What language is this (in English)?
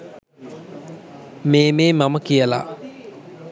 Sinhala